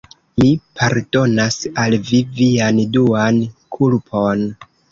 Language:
Esperanto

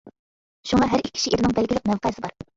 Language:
Uyghur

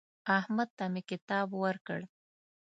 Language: Pashto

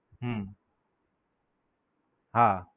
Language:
Gujarati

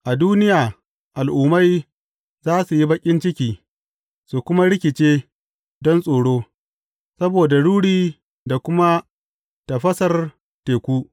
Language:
Hausa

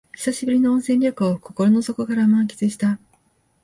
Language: Japanese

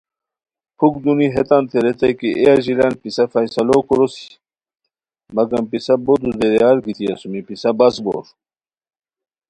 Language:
Khowar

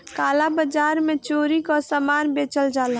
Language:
Bhojpuri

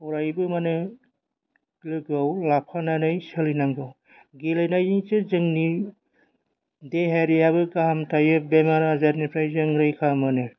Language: Bodo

